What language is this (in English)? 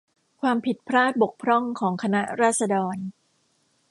Thai